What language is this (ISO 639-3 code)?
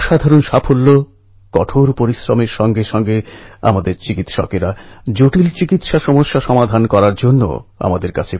ben